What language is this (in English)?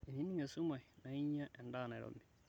Masai